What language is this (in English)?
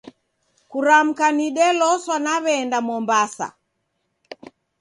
Taita